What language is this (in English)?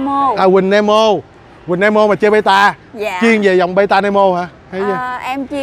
Vietnamese